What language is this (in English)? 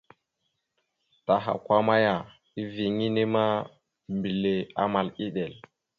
Mada (Cameroon)